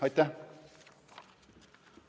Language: Estonian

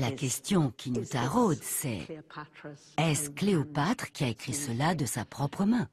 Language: French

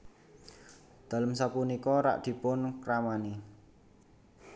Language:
Javanese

